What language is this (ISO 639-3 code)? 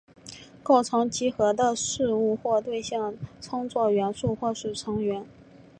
zho